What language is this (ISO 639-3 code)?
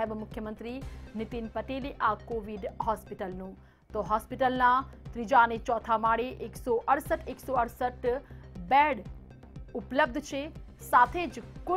hin